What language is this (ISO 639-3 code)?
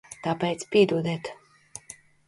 lav